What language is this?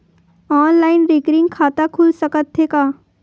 Chhattisgarhi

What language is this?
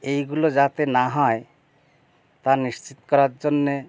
Bangla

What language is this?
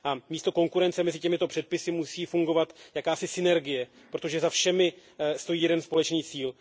Czech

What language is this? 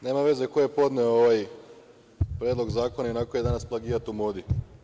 Serbian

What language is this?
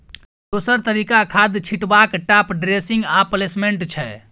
Maithili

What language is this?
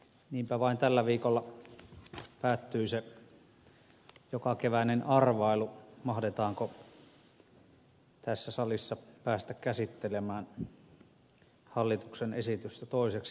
Finnish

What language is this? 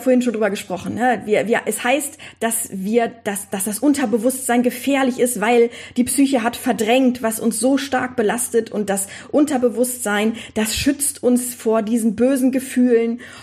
German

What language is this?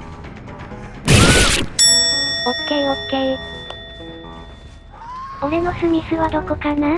Japanese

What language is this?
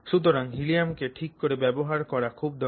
Bangla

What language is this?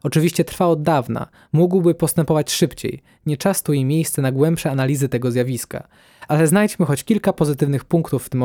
Polish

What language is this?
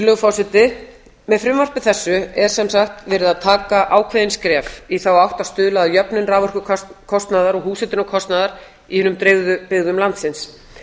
Icelandic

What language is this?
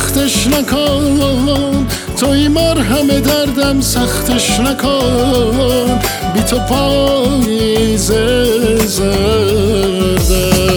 Persian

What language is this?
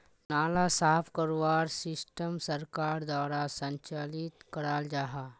Magahi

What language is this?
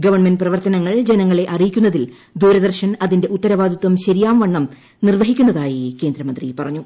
Malayalam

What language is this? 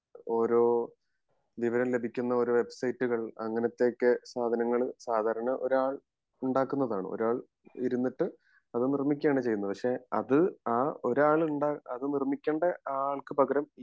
Malayalam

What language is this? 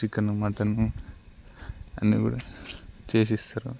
Telugu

